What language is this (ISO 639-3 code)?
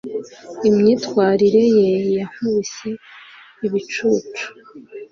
kin